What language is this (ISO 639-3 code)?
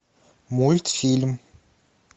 rus